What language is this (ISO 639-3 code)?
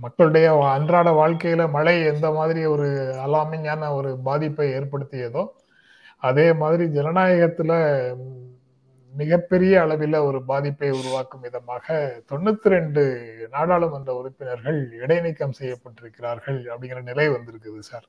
tam